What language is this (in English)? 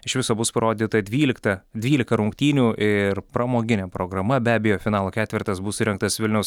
Lithuanian